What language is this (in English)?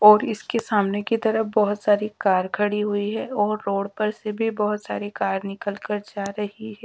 Hindi